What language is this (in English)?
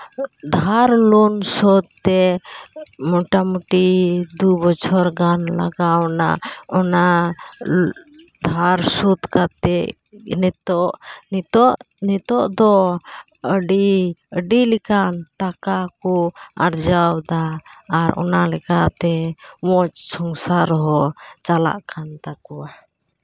Santali